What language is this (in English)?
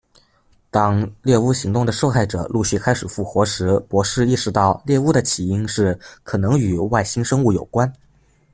Chinese